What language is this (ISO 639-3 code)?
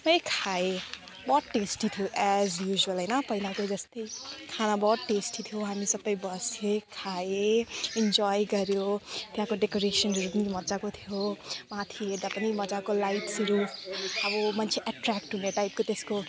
nep